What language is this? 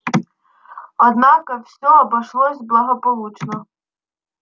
Russian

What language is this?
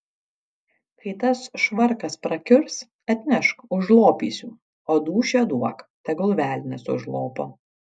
Lithuanian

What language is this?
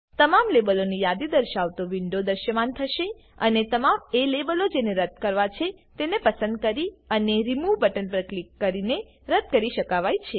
Gujarati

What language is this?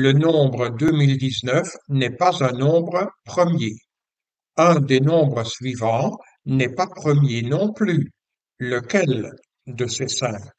French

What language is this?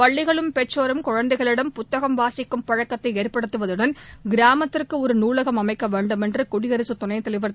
Tamil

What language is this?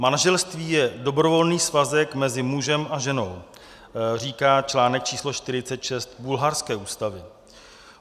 Czech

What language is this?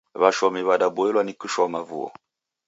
Taita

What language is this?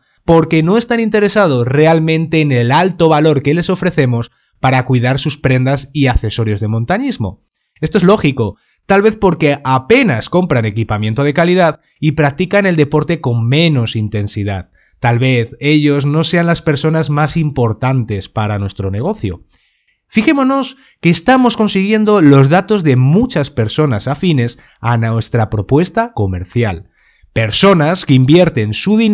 Spanish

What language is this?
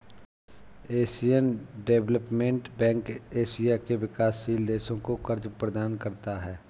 Hindi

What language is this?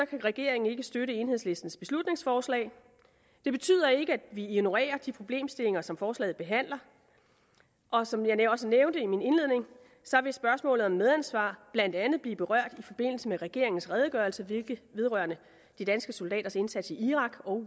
Danish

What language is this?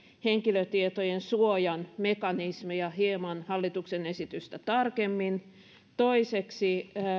Finnish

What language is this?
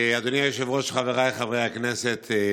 Hebrew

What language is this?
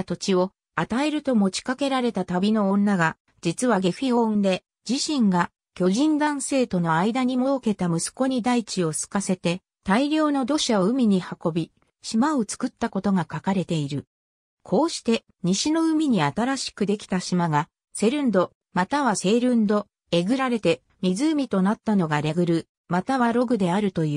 Japanese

